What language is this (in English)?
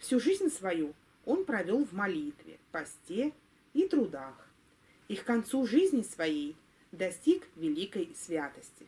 Russian